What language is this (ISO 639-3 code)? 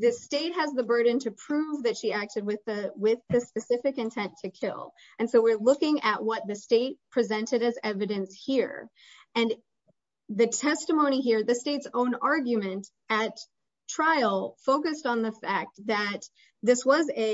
eng